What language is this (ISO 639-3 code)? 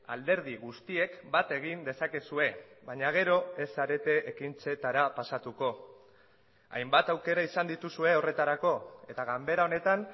eus